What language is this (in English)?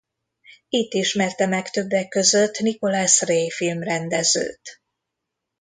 Hungarian